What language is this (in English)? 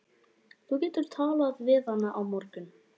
Icelandic